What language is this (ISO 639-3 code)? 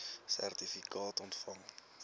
afr